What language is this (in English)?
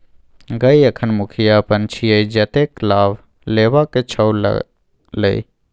Maithili